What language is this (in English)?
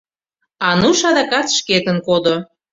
Mari